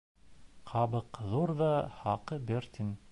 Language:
Bashkir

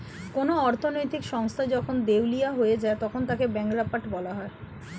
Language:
Bangla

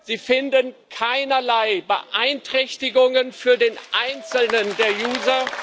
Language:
German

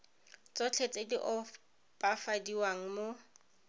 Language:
Tswana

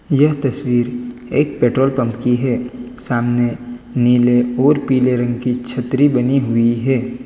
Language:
Hindi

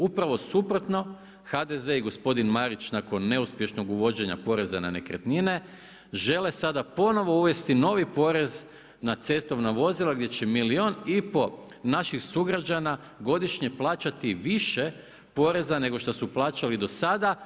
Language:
Croatian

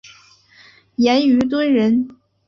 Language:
Chinese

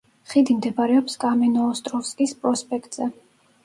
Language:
Georgian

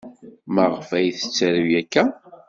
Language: Kabyle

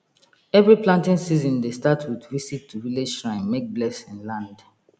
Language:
Nigerian Pidgin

